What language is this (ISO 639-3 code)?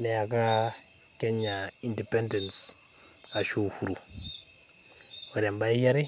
mas